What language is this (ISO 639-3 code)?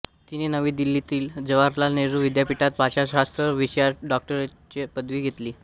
mar